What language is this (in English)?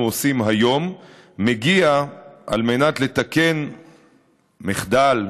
Hebrew